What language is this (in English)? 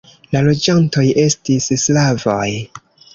Esperanto